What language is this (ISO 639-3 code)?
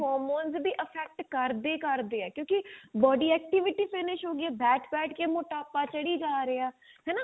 pan